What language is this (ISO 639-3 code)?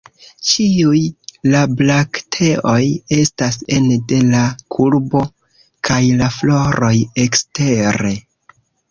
epo